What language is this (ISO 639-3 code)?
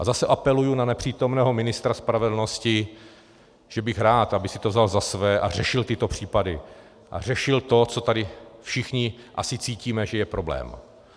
ces